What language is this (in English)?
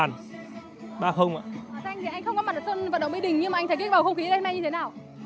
Vietnamese